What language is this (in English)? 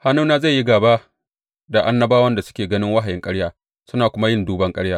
Hausa